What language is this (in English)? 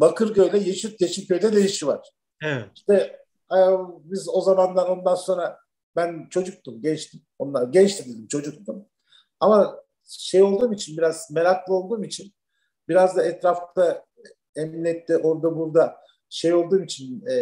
Turkish